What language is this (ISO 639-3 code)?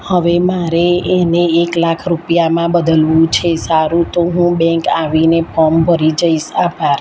guj